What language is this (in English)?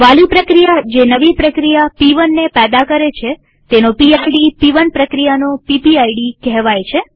Gujarati